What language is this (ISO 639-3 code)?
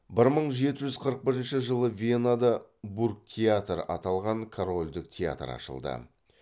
kaz